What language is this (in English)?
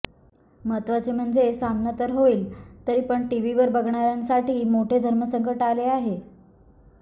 Marathi